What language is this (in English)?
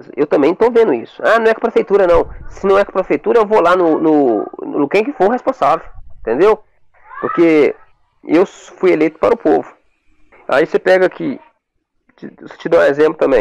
Portuguese